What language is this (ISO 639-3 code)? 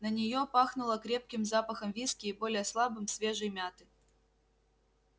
rus